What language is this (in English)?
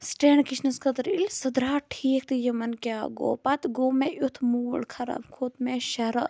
Kashmiri